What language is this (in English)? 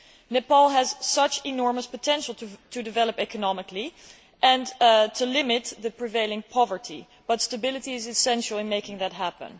English